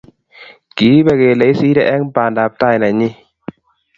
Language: Kalenjin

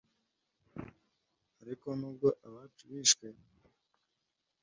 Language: Kinyarwanda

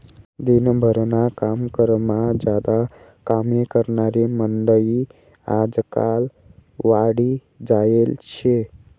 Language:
Marathi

